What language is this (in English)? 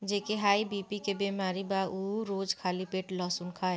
Bhojpuri